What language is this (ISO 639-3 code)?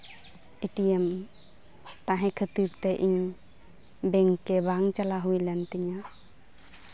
sat